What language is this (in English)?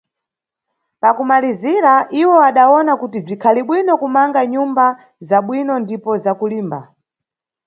Nyungwe